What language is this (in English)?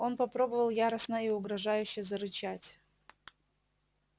Russian